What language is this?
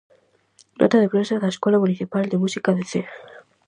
Galician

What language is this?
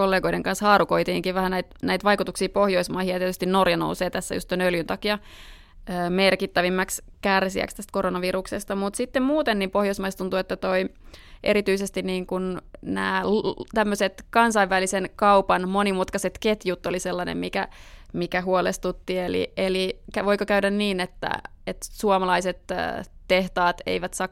Finnish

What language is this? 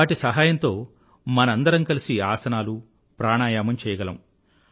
Telugu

